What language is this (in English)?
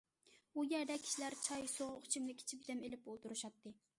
Uyghur